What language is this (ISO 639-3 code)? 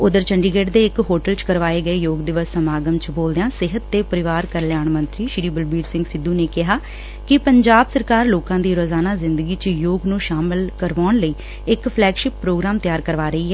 pan